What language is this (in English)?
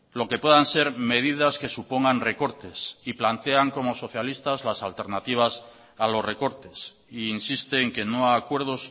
Spanish